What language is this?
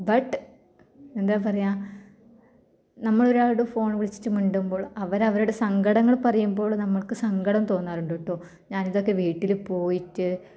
Malayalam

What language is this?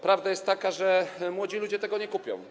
Polish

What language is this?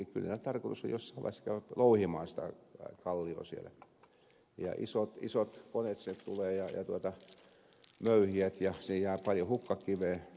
Finnish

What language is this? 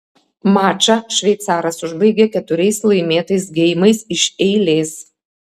Lithuanian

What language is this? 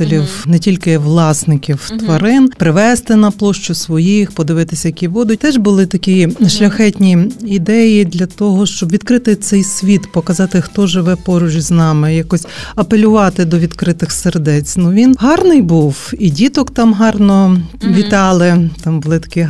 Ukrainian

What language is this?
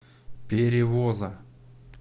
Russian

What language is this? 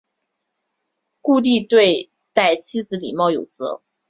Chinese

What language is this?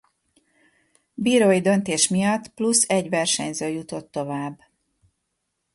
Hungarian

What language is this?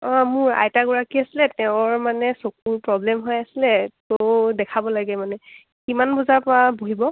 Assamese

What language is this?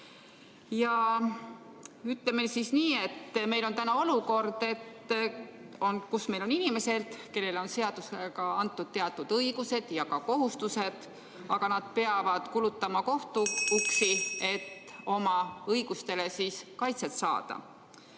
Estonian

